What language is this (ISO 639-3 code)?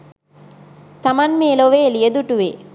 sin